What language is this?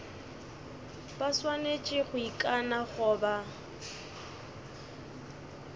Northern Sotho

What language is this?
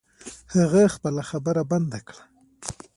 Pashto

